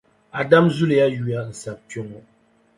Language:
Dagbani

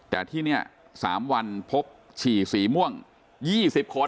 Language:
Thai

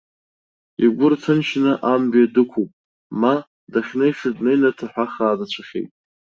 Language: Abkhazian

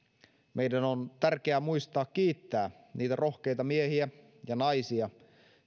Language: Finnish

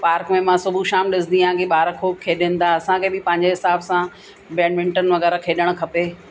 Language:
Sindhi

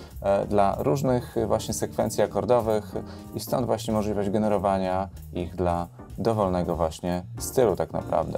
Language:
Polish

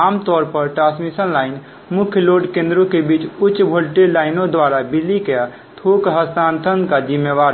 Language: Hindi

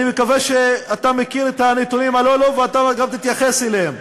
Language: Hebrew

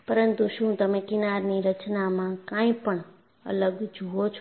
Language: Gujarati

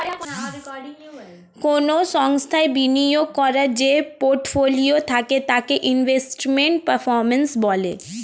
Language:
Bangla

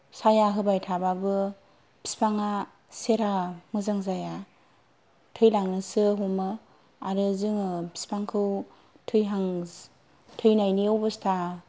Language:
Bodo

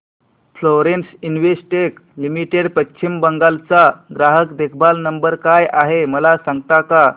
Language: Marathi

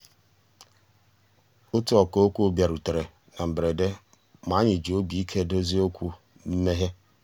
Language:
Igbo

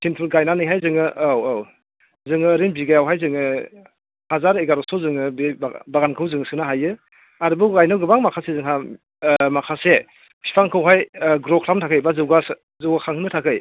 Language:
Bodo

